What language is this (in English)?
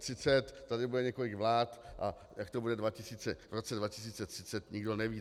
Czech